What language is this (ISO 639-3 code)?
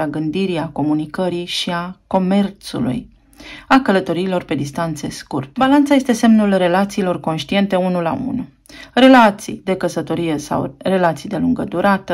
ron